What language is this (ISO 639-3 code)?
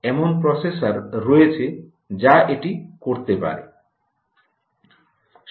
ben